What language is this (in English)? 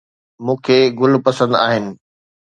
Sindhi